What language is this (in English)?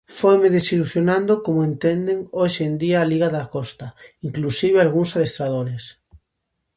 Galician